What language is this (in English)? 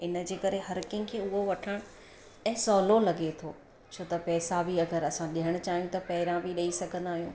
Sindhi